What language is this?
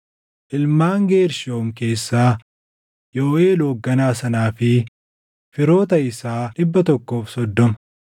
Oromo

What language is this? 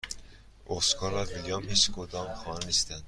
Persian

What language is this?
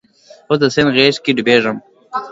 Pashto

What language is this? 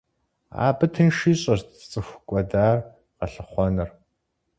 Kabardian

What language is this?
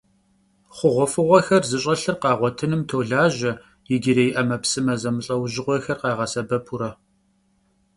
Kabardian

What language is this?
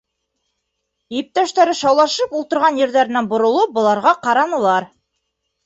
Bashkir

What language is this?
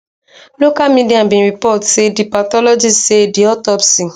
Nigerian Pidgin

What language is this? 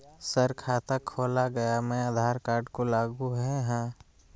Magahi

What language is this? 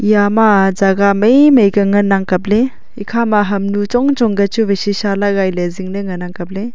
Wancho Naga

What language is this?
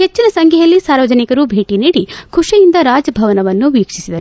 Kannada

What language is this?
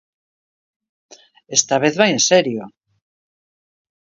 Galician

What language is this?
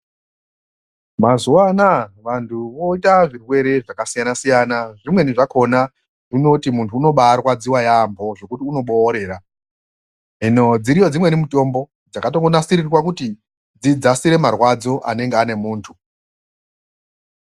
Ndau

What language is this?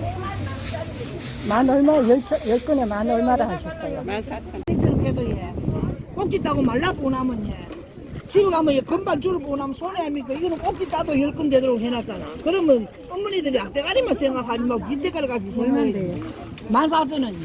Korean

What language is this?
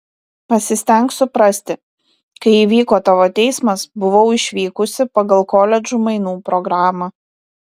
Lithuanian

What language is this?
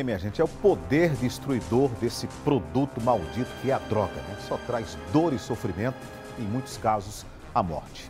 Portuguese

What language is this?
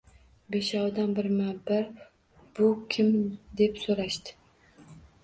Uzbek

